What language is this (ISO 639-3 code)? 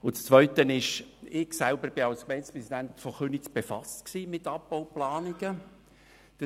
gsw